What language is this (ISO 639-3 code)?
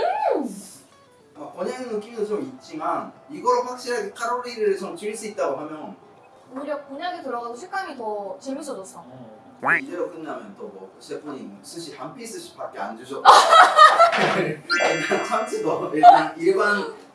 kor